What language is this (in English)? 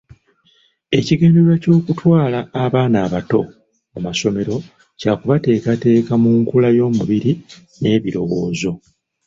Ganda